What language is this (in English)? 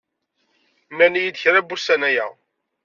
Kabyle